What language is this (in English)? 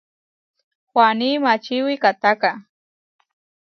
Huarijio